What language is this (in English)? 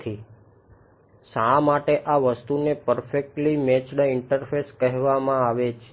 Gujarati